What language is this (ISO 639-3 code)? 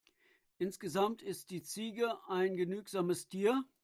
deu